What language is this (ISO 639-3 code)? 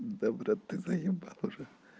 rus